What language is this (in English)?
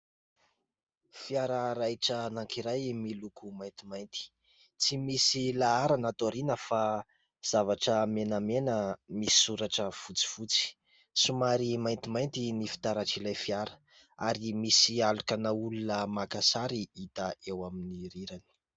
Malagasy